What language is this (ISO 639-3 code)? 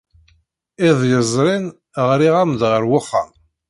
kab